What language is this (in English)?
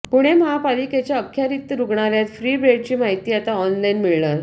Marathi